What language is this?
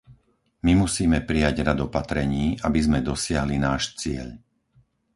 Slovak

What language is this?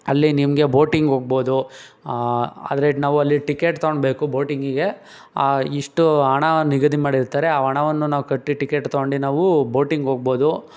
Kannada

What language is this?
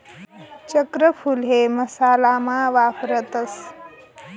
Marathi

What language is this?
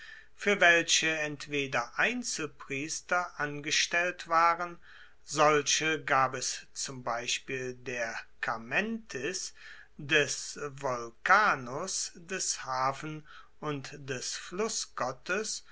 German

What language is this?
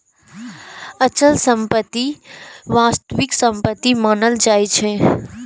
Maithili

